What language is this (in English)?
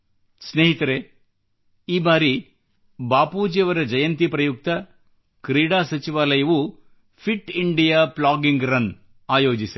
Kannada